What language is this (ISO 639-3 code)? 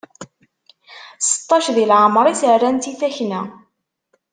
kab